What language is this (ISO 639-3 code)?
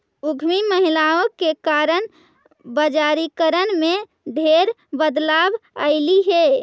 mag